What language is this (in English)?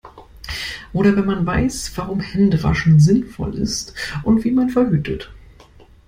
German